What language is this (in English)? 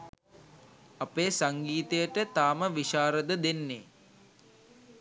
Sinhala